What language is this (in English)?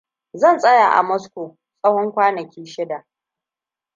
Hausa